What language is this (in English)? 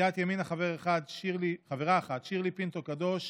Hebrew